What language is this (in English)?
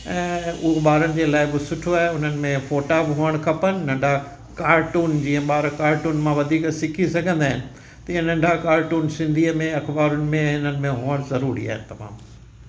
Sindhi